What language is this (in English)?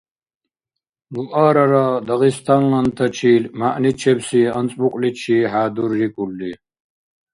Dargwa